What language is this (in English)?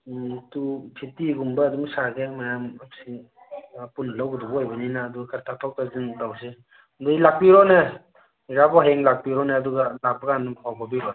Manipuri